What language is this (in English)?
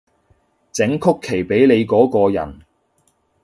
Cantonese